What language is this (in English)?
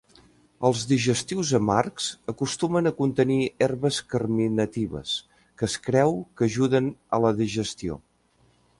Catalan